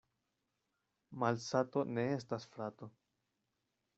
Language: Esperanto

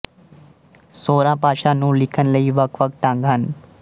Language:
Punjabi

